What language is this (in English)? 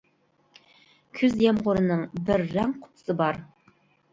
Uyghur